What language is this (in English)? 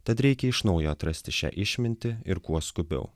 Lithuanian